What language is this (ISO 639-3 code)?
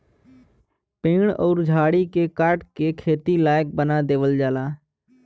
bho